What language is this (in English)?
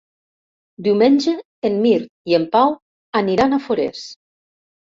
Catalan